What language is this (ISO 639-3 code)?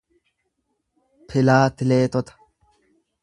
orm